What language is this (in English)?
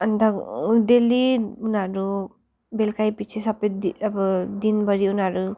Nepali